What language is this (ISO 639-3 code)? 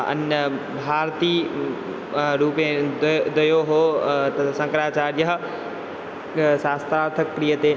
san